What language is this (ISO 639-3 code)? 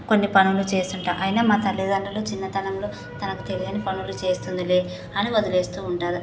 tel